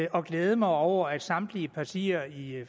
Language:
Danish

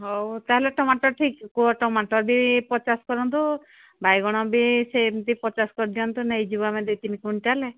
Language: Odia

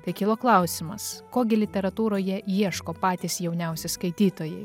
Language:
Lithuanian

